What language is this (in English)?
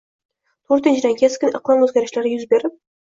Uzbek